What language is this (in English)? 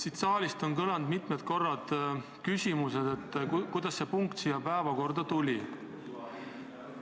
Estonian